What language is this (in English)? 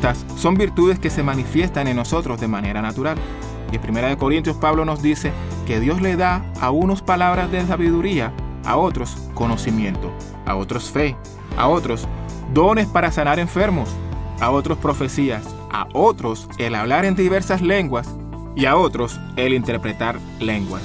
Spanish